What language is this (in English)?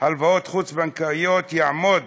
Hebrew